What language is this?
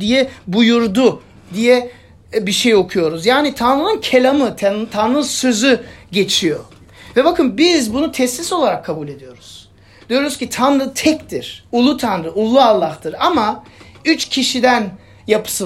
Turkish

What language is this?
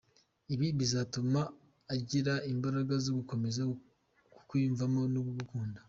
Kinyarwanda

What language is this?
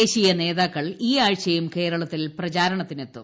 Malayalam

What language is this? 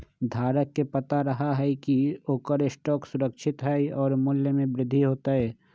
Magahi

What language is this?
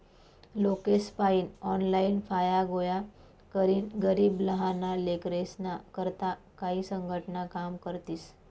Marathi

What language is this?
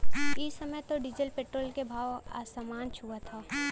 Bhojpuri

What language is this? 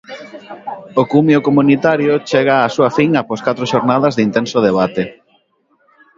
Galician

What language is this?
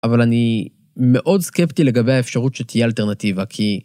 Hebrew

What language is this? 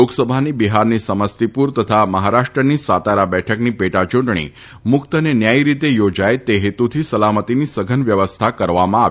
Gujarati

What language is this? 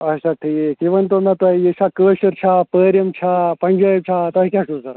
Kashmiri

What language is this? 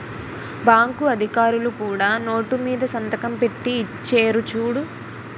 Telugu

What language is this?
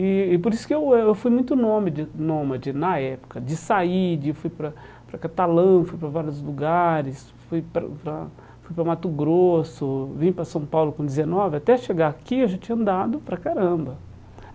Portuguese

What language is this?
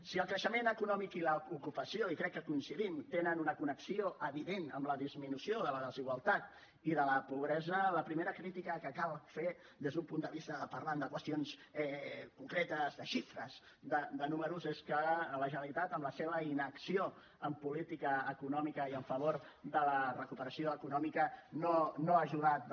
Catalan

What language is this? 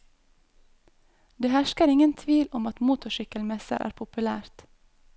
Norwegian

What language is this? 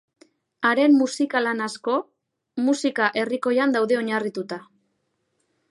Basque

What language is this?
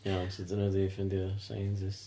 Welsh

